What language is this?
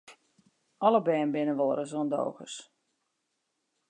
Western Frisian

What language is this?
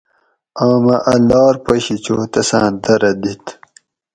Gawri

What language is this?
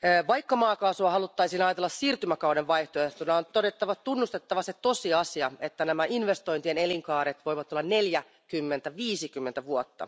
Finnish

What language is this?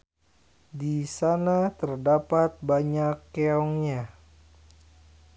Sundanese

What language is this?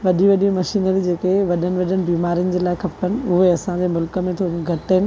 Sindhi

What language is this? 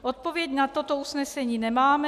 Czech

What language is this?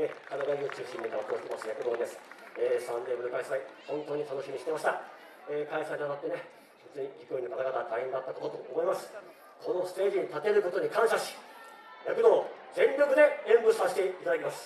Japanese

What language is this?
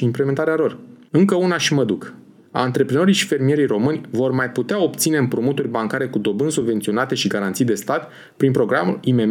Romanian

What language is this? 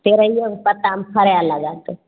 Maithili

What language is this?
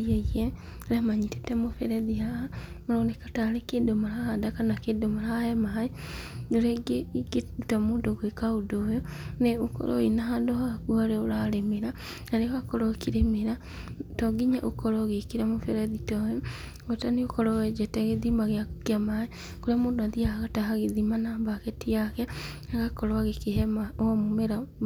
Kikuyu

